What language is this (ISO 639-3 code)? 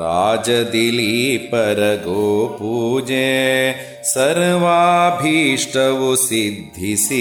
kan